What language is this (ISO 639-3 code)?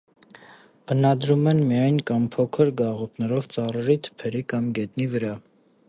hye